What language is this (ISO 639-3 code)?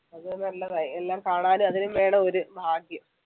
mal